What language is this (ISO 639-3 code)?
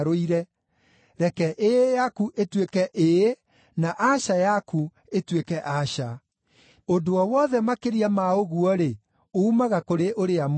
kik